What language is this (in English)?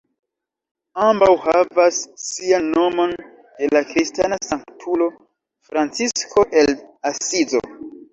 Esperanto